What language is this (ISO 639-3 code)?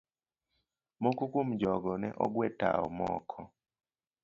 luo